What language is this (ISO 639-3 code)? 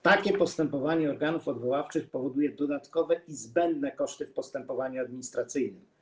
pol